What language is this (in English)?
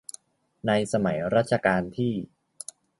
Thai